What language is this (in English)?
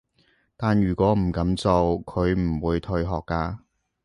Cantonese